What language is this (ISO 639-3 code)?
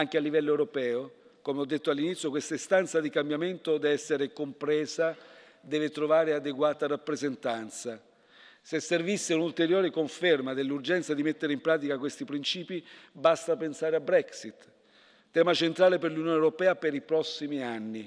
ita